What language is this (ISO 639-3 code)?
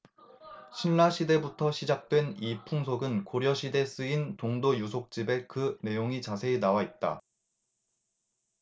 kor